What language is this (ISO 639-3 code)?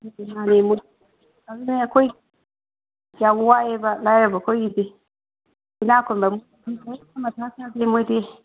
mni